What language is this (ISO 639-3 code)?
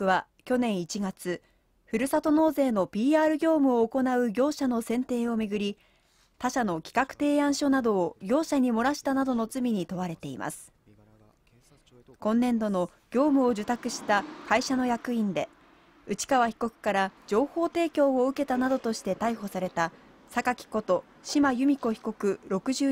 jpn